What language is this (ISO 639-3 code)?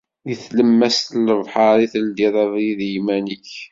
kab